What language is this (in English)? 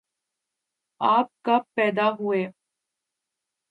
Urdu